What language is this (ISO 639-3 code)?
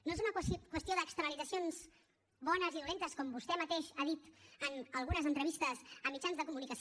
cat